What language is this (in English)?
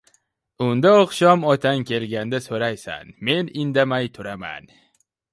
Uzbek